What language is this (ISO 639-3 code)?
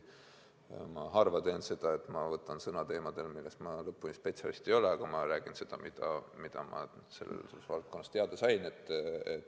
est